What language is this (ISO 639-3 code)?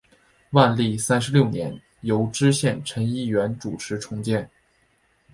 zho